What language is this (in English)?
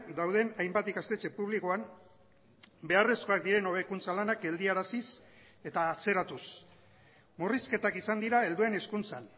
Basque